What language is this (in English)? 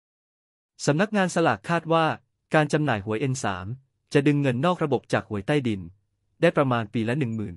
Thai